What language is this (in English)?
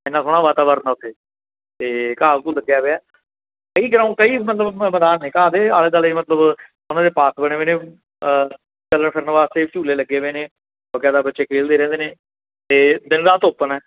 Punjabi